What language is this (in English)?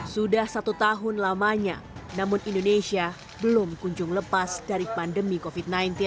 Indonesian